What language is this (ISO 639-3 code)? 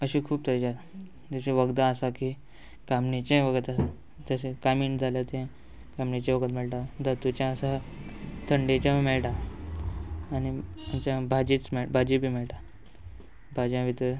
kok